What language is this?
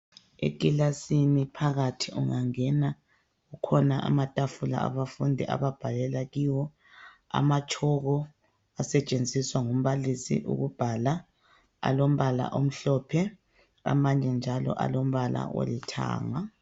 North Ndebele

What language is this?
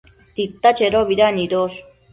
Matsés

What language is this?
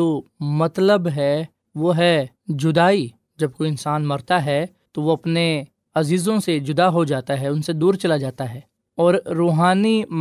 Urdu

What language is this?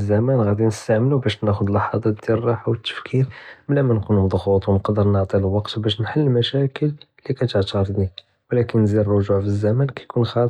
Judeo-Arabic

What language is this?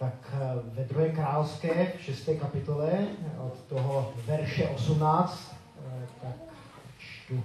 Czech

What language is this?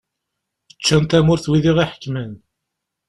Kabyle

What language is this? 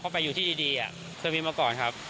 Thai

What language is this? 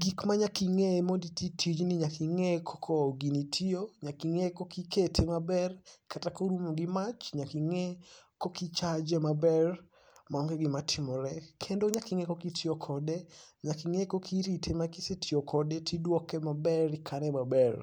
Luo (Kenya and Tanzania)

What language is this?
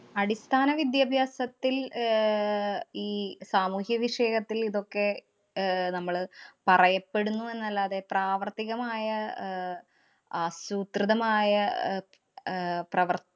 Malayalam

